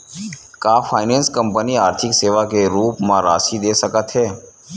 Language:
Chhattisgarhi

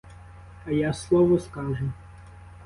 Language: Ukrainian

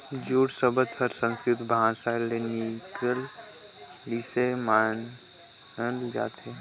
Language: Chhattisgarhi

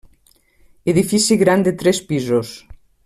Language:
Catalan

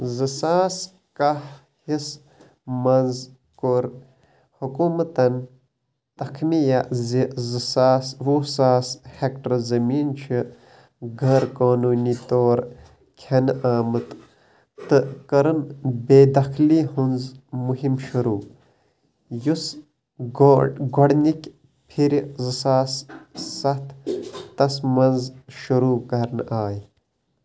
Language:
Kashmiri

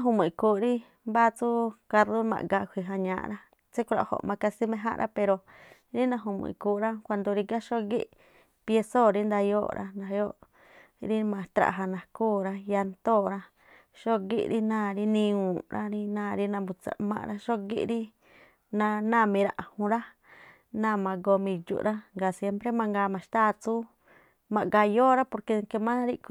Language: Tlacoapa Me'phaa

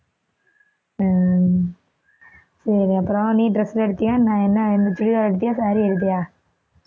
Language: Tamil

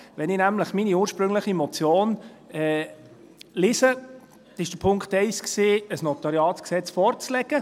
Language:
Swiss German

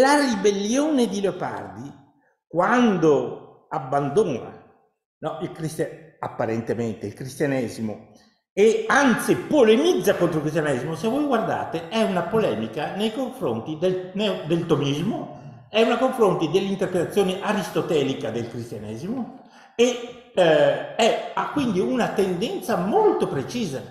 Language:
Italian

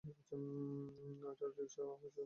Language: Bangla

